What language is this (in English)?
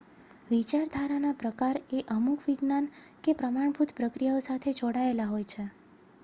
Gujarati